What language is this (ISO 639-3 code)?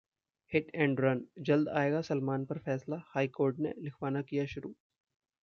hin